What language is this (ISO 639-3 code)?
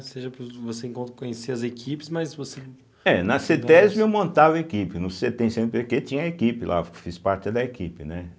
por